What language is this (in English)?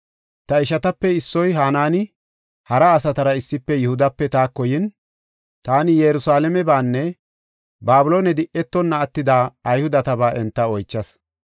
Gofa